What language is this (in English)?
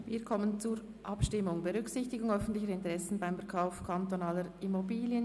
Swiss German